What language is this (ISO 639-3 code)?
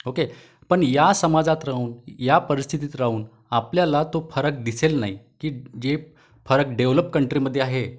mar